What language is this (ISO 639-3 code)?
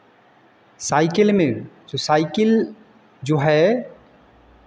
hin